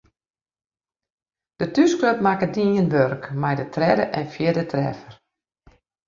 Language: Western Frisian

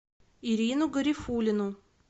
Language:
Russian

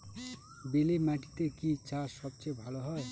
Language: Bangla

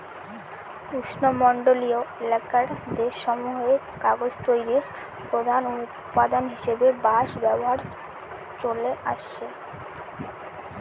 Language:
Bangla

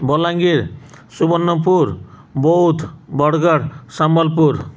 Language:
Odia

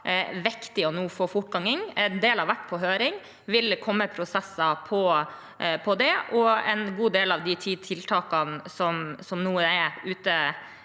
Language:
Norwegian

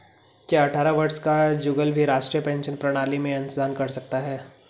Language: Hindi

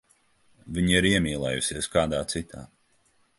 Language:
Latvian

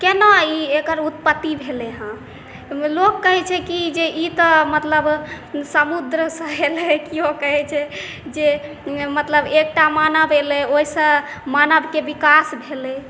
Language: Maithili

